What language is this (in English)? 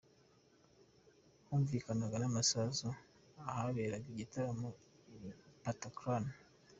Kinyarwanda